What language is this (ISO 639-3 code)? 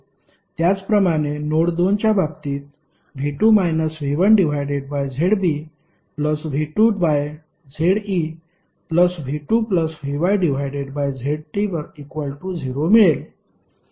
mar